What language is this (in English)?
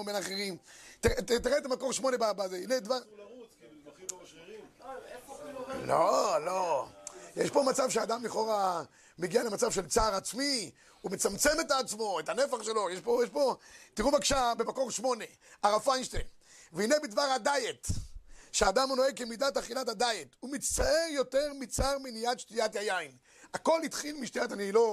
Hebrew